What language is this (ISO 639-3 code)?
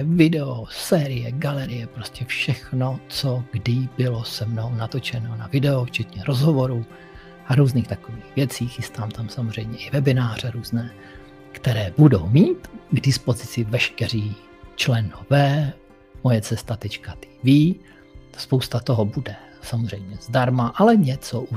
ces